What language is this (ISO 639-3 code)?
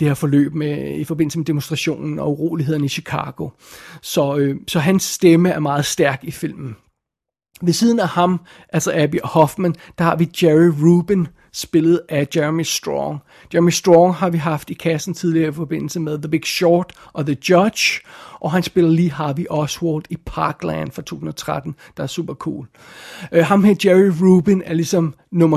dan